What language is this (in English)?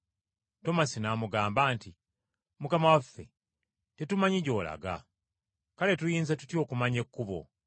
Ganda